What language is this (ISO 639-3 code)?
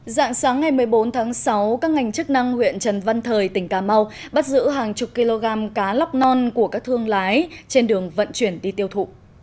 vie